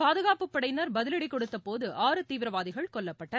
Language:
Tamil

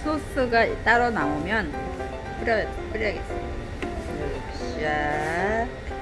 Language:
Korean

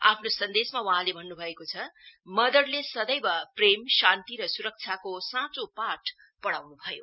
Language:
Nepali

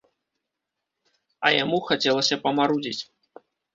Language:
Belarusian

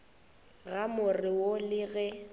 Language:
Northern Sotho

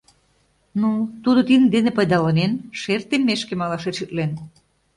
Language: Mari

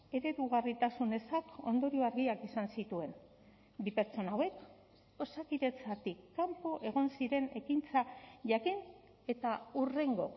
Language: Basque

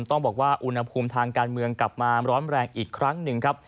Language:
Thai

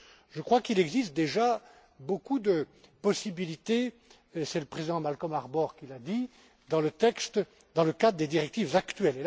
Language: French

